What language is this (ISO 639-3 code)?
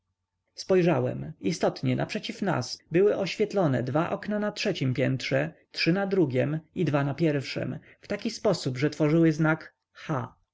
pol